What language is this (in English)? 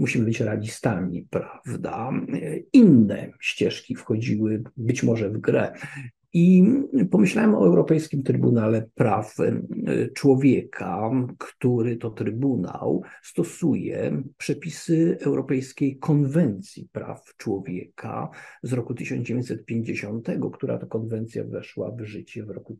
Polish